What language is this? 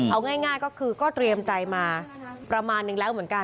Thai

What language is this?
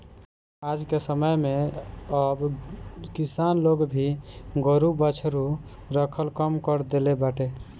Bhojpuri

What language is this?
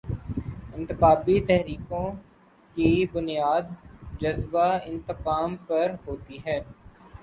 Urdu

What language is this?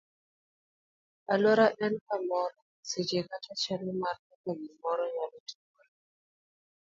Luo (Kenya and Tanzania)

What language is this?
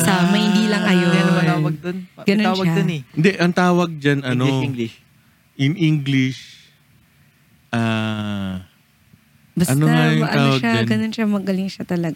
Filipino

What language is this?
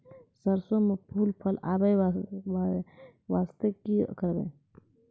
Maithili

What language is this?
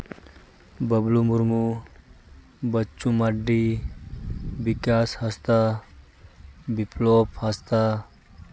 Santali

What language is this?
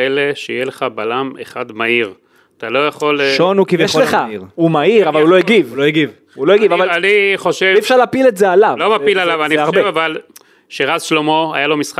Hebrew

